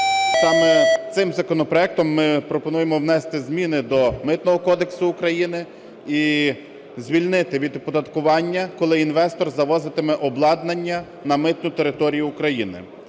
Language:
Ukrainian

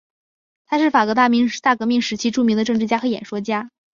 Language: Chinese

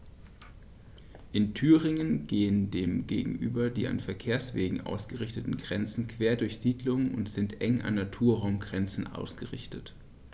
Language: German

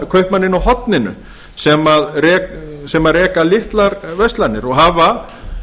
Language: Icelandic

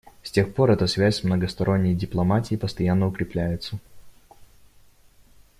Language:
Russian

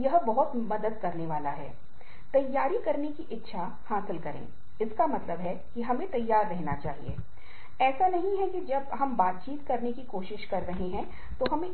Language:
Hindi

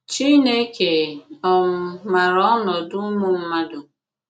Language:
Igbo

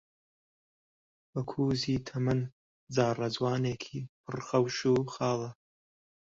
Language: Central Kurdish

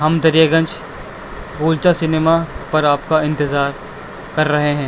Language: Urdu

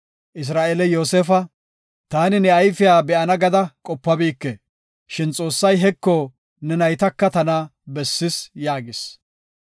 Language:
Gofa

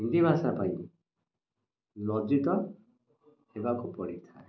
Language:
Odia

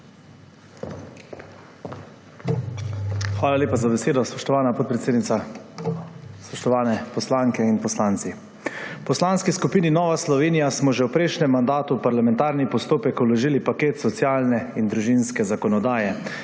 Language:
Slovenian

